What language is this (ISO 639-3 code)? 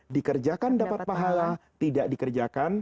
ind